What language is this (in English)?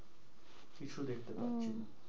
Bangla